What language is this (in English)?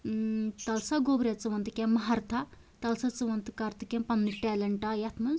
Kashmiri